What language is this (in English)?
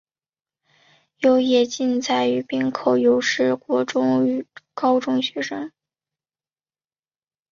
Chinese